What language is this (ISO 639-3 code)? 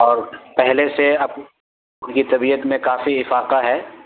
urd